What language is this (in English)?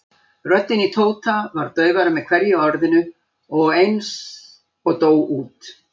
Icelandic